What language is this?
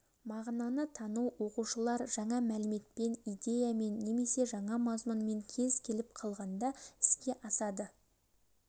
Kazakh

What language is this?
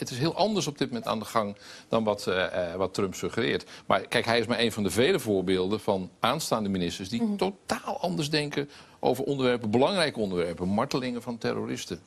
Dutch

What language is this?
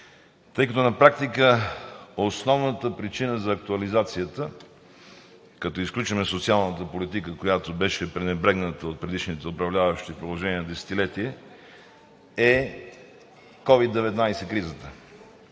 Bulgarian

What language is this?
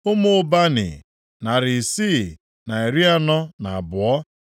Igbo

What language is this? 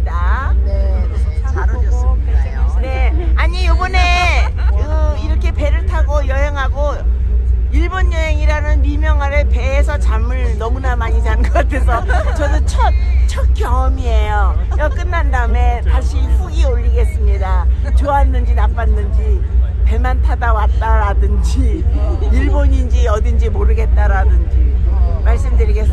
Korean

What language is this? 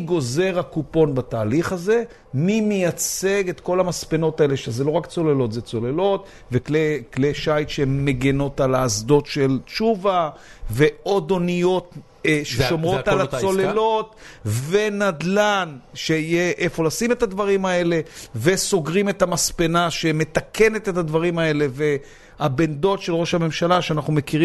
Hebrew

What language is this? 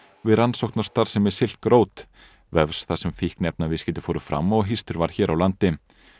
Icelandic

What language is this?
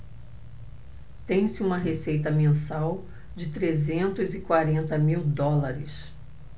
Portuguese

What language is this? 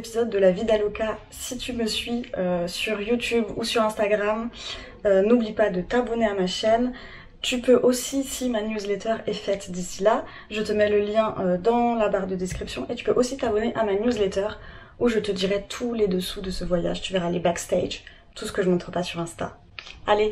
French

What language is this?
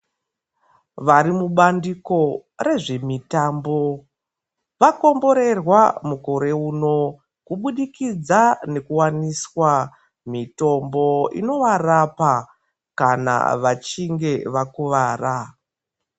Ndau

